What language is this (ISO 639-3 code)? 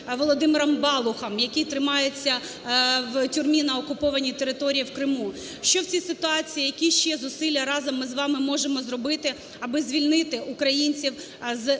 ukr